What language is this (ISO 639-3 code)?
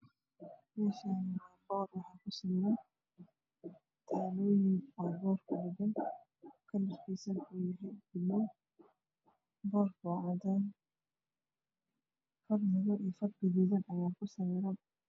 som